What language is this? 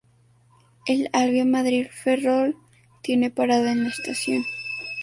Spanish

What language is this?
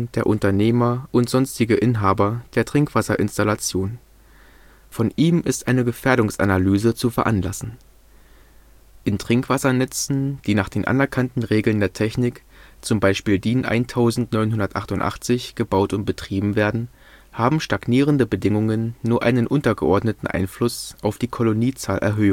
German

